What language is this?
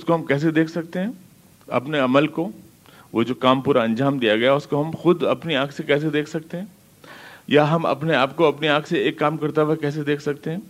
Urdu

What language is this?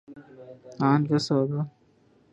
Urdu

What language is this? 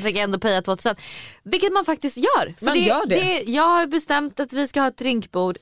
Swedish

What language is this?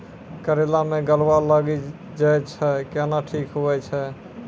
Maithili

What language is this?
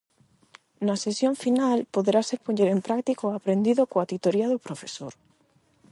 Galician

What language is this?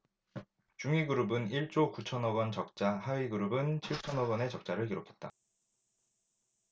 Korean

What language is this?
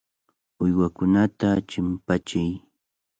Cajatambo North Lima Quechua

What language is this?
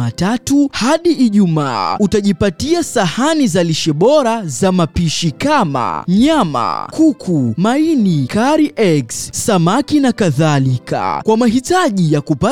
Swahili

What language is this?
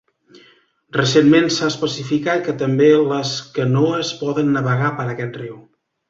Catalan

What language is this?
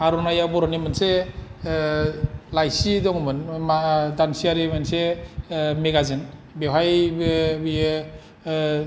Bodo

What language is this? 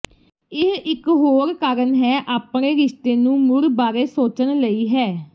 Punjabi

